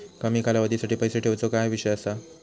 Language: Marathi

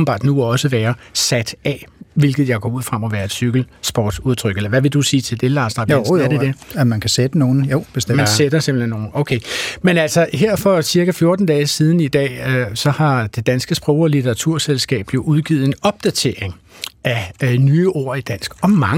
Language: Danish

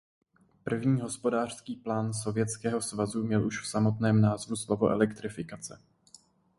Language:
Czech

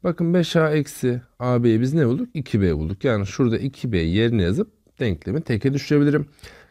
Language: Turkish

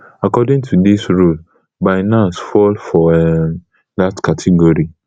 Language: Nigerian Pidgin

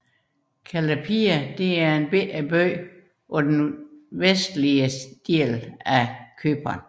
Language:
Danish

